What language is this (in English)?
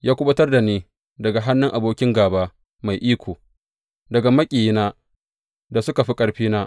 Hausa